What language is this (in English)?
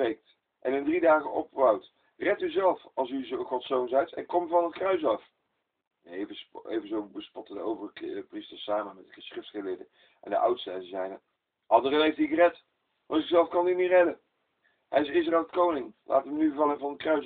Dutch